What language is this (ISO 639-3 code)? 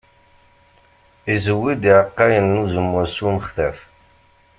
kab